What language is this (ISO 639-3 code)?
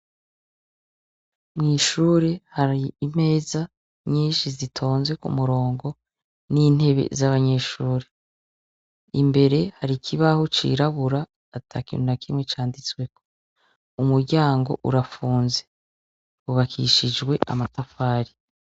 run